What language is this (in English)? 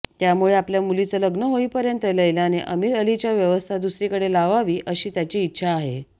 Marathi